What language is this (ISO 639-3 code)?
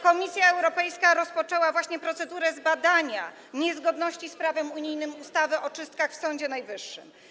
pol